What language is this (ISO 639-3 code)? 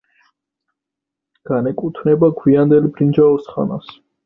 kat